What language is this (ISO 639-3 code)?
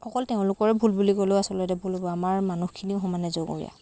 asm